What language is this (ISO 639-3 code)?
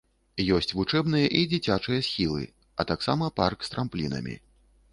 bel